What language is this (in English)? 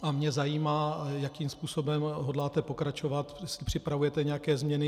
Czech